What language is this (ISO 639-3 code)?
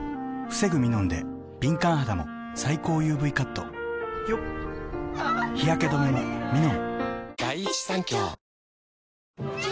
jpn